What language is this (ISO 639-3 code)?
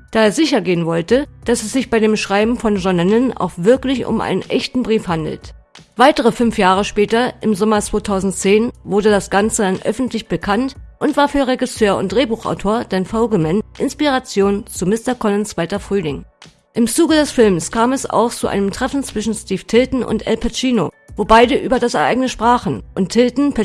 deu